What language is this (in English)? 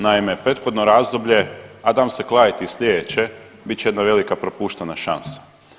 Croatian